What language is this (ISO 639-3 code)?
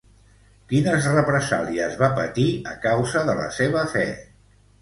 cat